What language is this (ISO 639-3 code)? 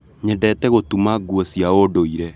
kik